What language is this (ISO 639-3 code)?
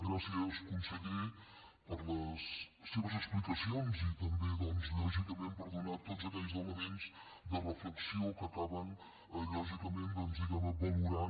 cat